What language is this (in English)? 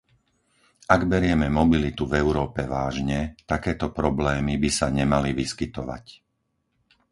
Slovak